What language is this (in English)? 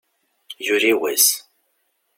Kabyle